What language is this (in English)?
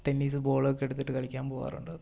Malayalam